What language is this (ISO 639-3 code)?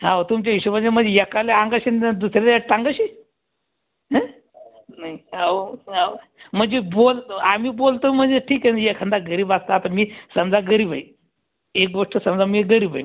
mar